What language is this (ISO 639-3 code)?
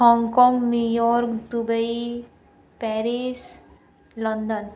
hin